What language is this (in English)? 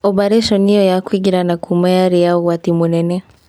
Kikuyu